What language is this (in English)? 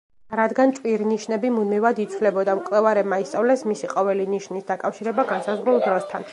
Georgian